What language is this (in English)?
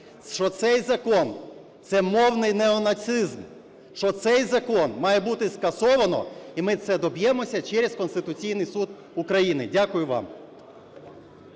Ukrainian